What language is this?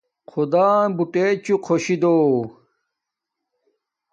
Domaaki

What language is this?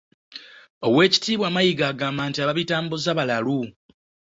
Ganda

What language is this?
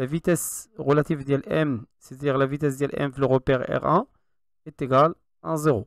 French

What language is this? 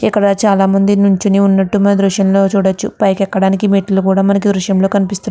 Telugu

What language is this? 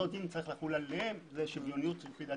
Hebrew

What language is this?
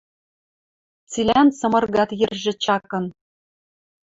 Western Mari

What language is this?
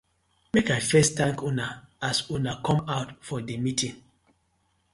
Nigerian Pidgin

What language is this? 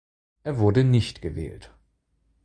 German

